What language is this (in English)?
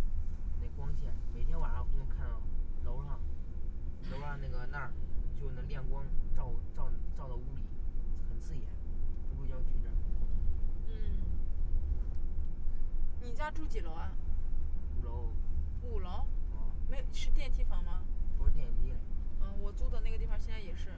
Chinese